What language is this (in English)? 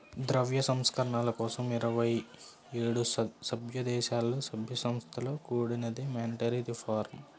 Telugu